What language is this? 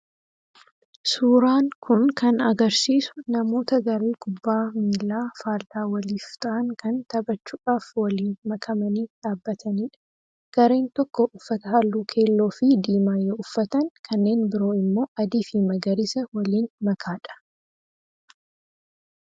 Oromo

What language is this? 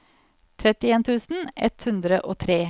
Norwegian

